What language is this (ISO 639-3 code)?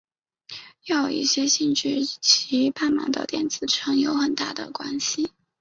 zho